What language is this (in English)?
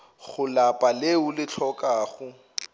Northern Sotho